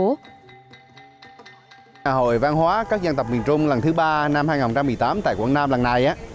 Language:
Vietnamese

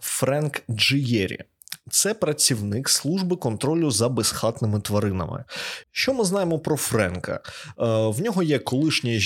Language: Ukrainian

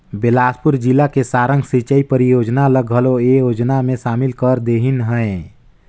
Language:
Chhattisgarhi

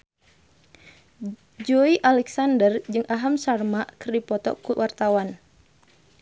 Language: Sundanese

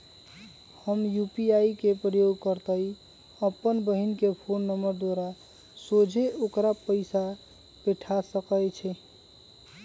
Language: Magahi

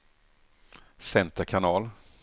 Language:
Swedish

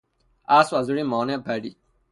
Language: Persian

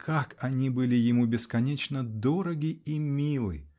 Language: Russian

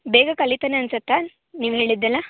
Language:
Kannada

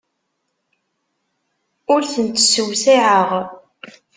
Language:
Kabyle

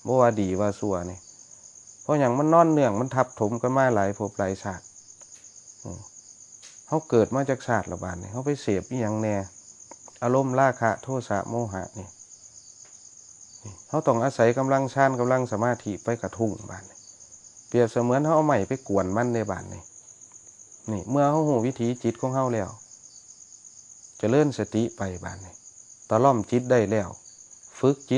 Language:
Thai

